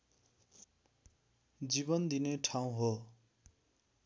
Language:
Nepali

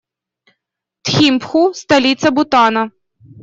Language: Russian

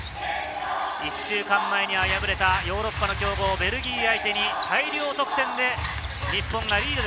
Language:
Japanese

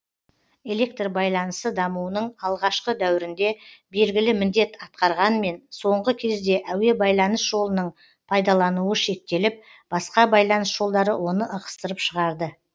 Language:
Kazakh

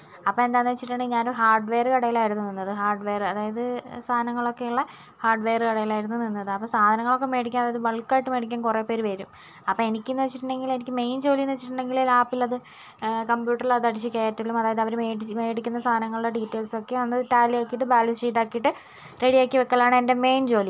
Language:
Malayalam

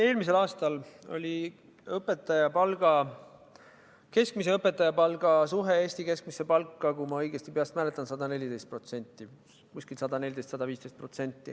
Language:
Estonian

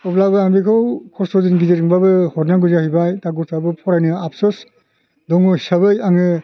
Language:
Bodo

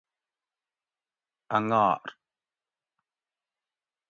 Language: Gawri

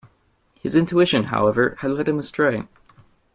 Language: English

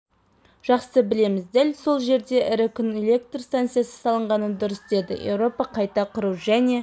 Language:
Kazakh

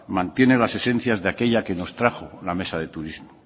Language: Spanish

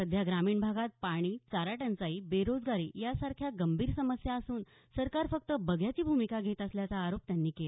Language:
Marathi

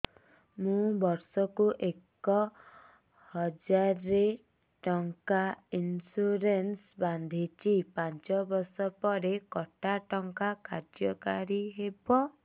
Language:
Odia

